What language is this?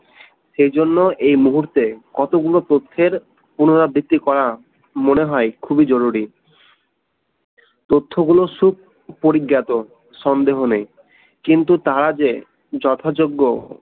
Bangla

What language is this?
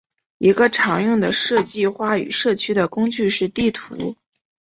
Chinese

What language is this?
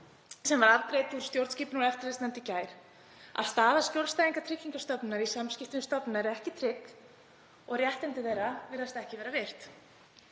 Icelandic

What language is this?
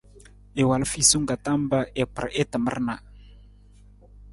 Nawdm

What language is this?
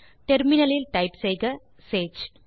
Tamil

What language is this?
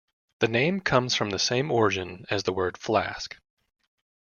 English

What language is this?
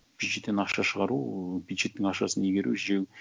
Kazakh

